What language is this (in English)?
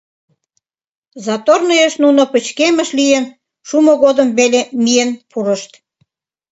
Mari